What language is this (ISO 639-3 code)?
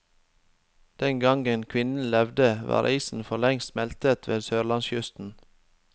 nor